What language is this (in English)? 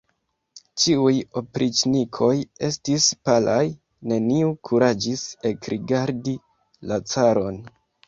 Esperanto